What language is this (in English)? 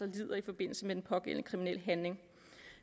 Danish